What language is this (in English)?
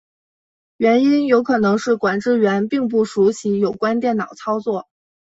Chinese